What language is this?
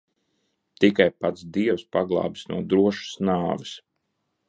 Latvian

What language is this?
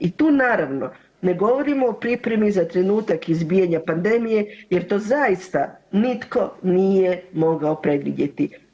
Croatian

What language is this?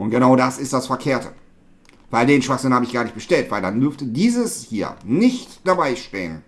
German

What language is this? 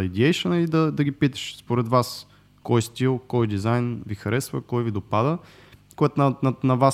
Bulgarian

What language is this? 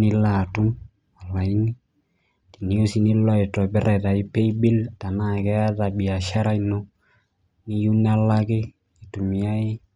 Masai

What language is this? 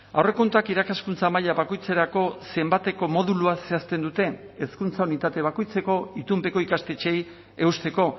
Basque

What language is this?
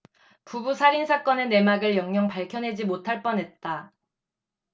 Korean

